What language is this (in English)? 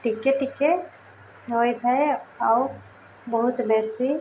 Odia